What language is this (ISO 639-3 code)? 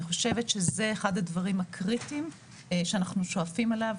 heb